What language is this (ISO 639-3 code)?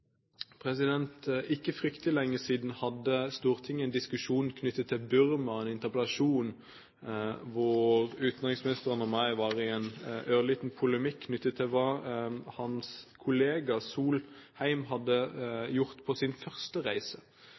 nob